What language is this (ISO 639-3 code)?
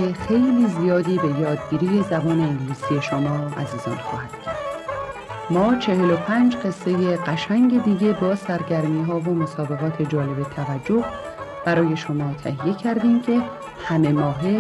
fas